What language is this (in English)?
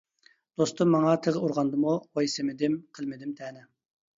Uyghur